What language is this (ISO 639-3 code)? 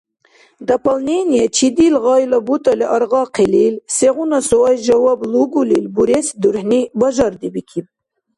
dar